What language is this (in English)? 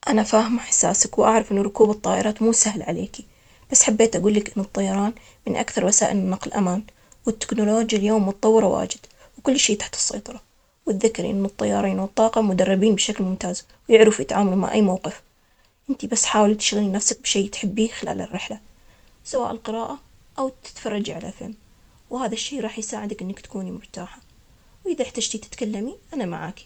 Omani Arabic